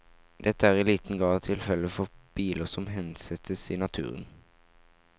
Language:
Norwegian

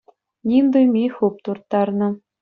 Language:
Chuvash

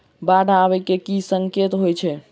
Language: Maithili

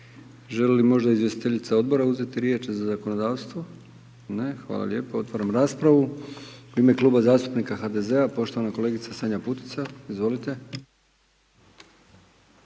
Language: Croatian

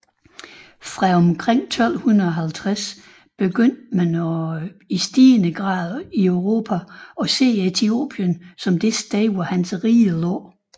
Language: Danish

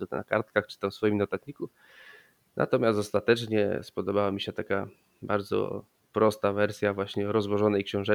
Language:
Polish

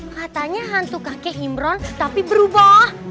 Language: Indonesian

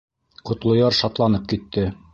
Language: Bashkir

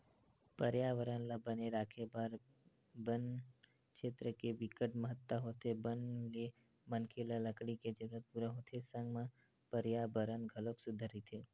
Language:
Chhattisgarhi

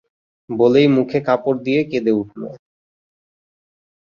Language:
Bangla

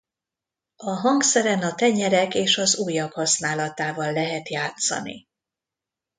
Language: Hungarian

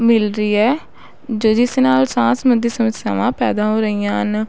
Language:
Punjabi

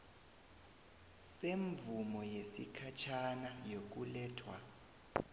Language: South Ndebele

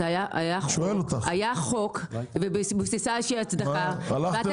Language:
Hebrew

